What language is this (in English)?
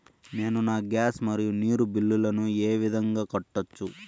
Telugu